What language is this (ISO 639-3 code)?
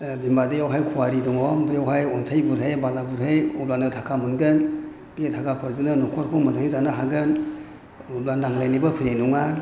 brx